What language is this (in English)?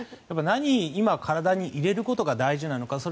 Japanese